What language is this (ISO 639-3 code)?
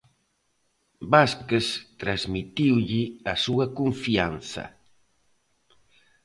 glg